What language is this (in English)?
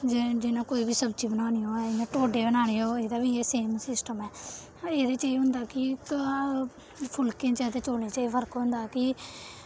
Dogri